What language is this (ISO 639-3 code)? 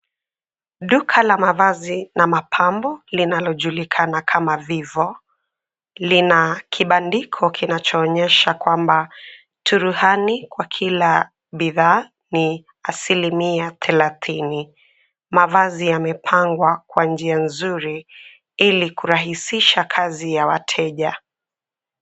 swa